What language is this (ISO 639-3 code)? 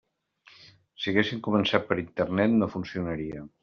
cat